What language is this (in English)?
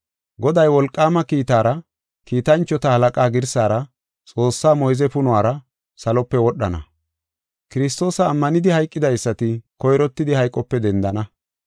Gofa